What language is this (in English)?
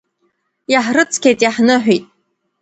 Abkhazian